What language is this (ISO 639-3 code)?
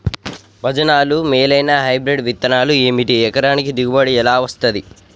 tel